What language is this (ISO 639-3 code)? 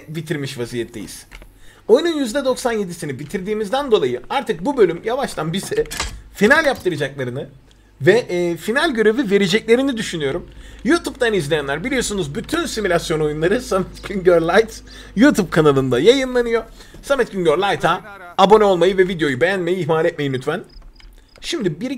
tur